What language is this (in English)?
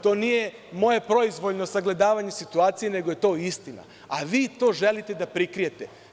Serbian